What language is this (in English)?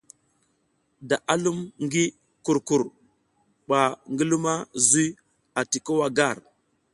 South Giziga